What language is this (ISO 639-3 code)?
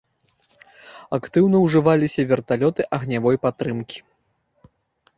bel